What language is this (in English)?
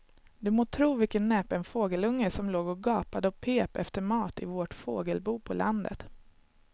Swedish